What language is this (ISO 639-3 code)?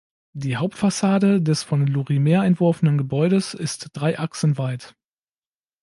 deu